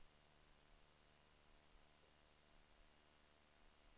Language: Swedish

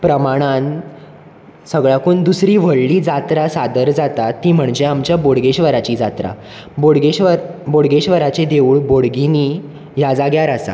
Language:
Konkani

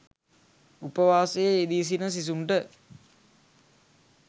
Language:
Sinhala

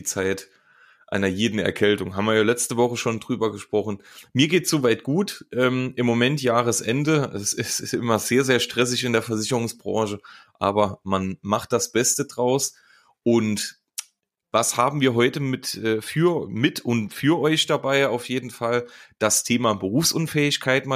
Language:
German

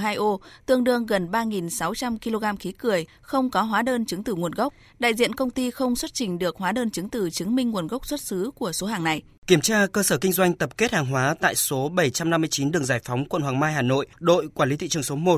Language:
Vietnamese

